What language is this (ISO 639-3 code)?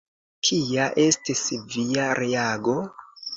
epo